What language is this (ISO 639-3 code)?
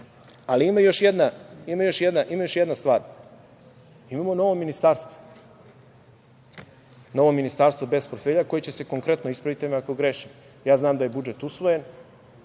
srp